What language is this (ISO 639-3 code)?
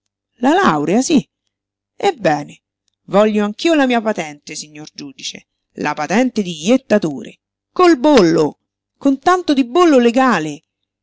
ita